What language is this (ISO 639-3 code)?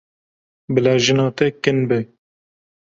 kur